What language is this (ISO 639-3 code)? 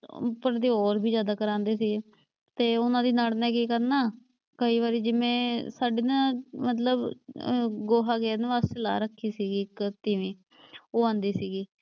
pan